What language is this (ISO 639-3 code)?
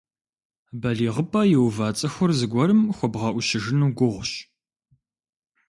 kbd